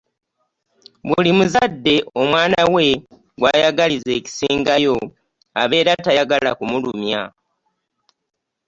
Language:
Ganda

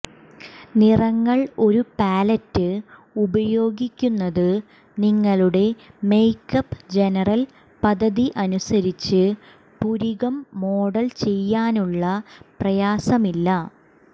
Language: Malayalam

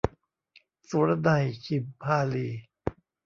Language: Thai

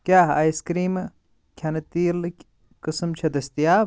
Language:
Kashmiri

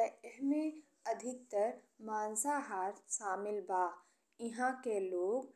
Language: Bhojpuri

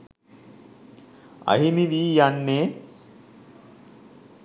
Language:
Sinhala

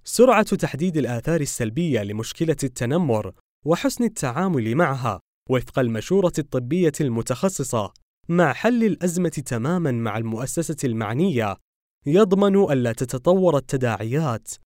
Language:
Arabic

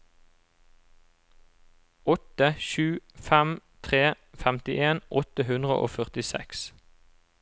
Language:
Norwegian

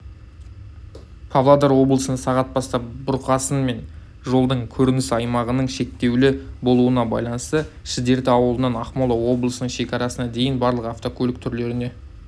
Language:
Kazakh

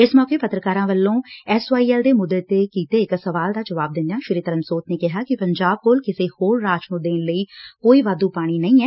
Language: Punjabi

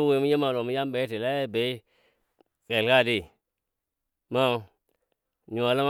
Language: Dadiya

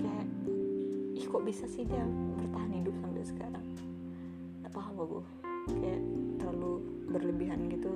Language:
Indonesian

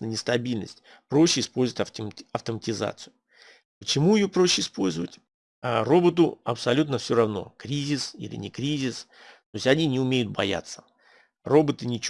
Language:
Russian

